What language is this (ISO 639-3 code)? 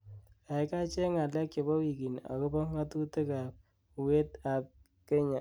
kln